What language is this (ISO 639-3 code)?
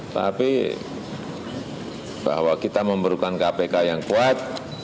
ind